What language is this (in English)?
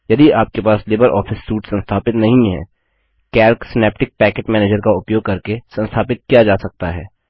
Hindi